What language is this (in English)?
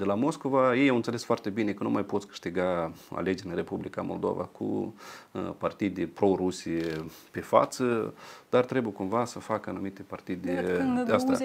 Romanian